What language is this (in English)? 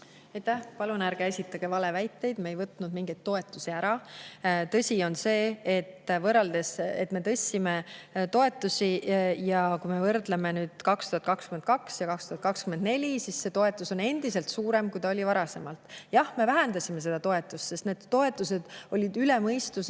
Estonian